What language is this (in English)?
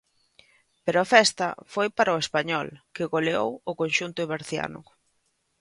Galician